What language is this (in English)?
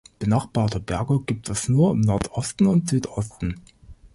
German